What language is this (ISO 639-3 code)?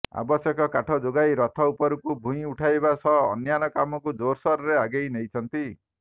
ori